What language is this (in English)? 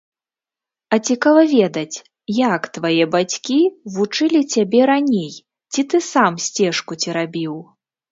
Belarusian